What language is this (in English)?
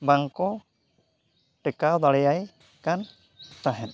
Santali